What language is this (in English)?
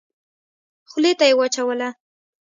Pashto